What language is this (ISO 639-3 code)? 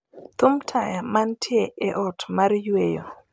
luo